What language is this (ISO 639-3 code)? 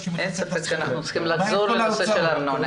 heb